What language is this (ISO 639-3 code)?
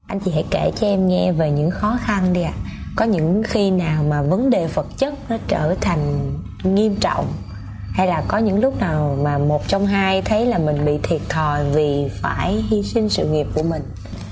vie